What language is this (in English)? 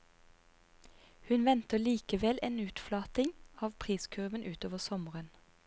Norwegian